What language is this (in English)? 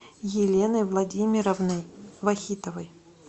Russian